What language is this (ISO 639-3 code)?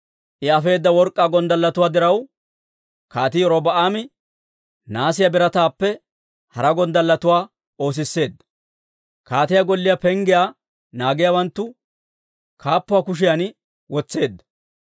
dwr